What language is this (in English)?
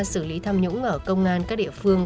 Vietnamese